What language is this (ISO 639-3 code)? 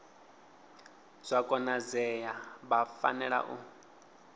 ven